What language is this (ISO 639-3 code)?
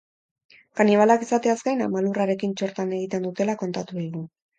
eus